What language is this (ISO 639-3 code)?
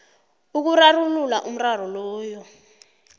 nbl